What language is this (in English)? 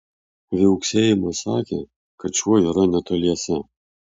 Lithuanian